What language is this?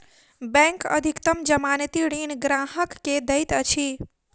Maithili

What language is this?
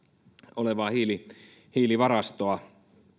Finnish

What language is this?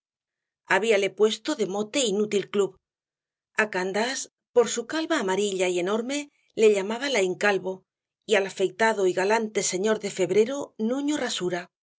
Spanish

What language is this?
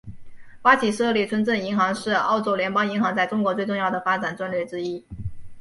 Chinese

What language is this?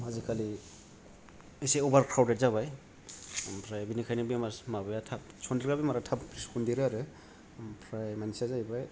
Bodo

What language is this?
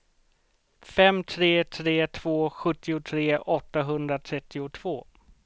Swedish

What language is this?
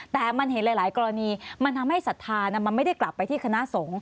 Thai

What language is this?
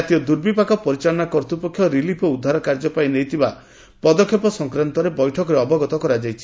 Odia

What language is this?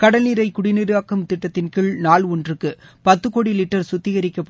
Tamil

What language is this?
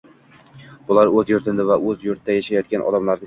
Uzbek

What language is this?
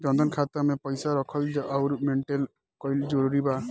Bhojpuri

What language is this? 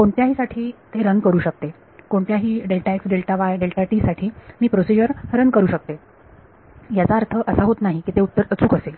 Marathi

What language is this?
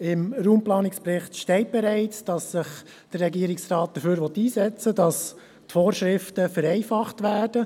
Swiss German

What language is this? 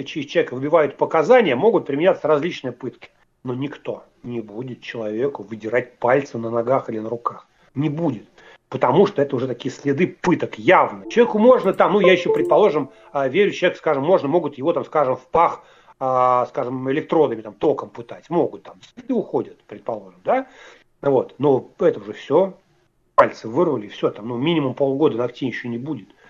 Russian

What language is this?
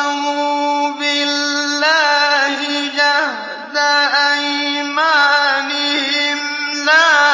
Arabic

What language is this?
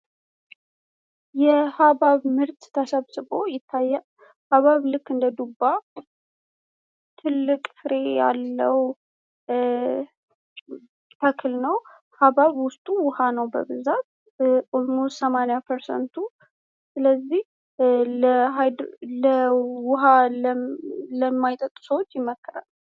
Amharic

